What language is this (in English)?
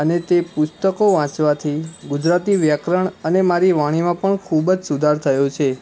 Gujarati